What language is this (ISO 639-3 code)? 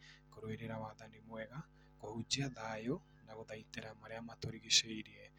kik